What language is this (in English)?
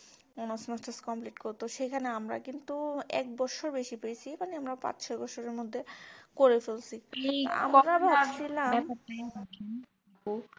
Bangla